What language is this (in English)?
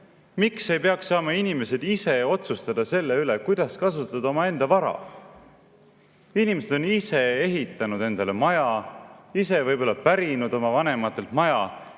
Estonian